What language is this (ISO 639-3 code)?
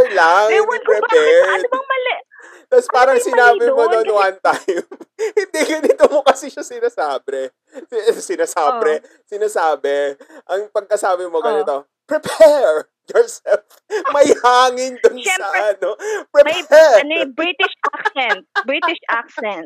fil